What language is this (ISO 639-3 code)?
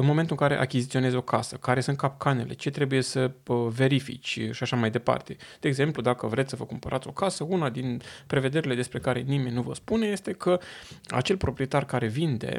ron